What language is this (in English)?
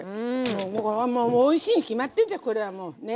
Japanese